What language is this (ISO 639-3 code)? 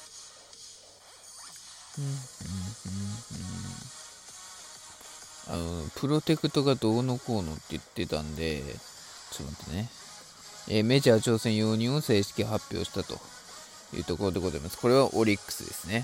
jpn